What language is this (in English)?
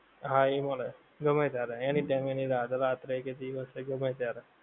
Gujarati